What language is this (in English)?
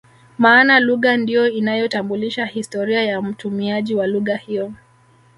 Swahili